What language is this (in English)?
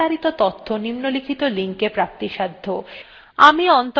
Bangla